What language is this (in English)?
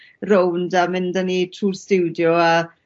Welsh